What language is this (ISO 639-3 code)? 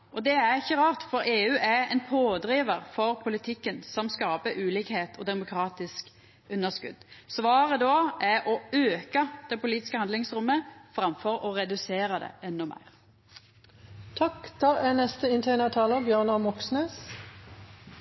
nno